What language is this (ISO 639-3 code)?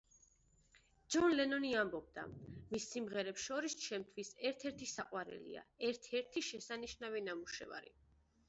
kat